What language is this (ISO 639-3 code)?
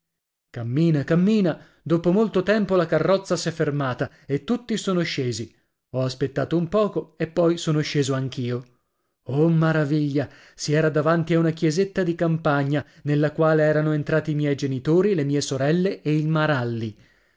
ita